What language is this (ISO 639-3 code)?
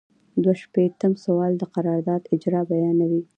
pus